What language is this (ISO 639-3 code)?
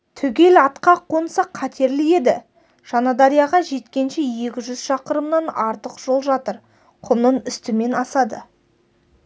kaz